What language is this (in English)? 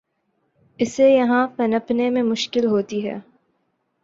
Urdu